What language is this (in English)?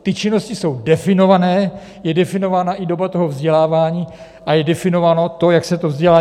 Czech